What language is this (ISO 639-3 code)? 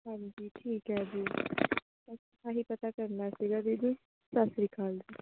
pan